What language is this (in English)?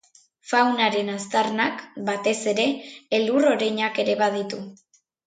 Basque